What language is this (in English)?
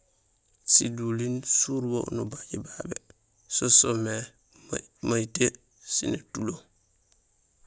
Gusilay